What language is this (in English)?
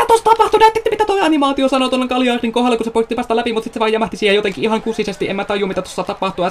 Finnish